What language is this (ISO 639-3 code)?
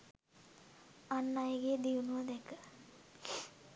sin